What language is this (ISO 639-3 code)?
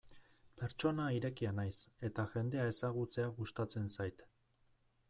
eus